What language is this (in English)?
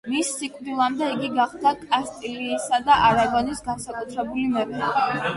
Georgian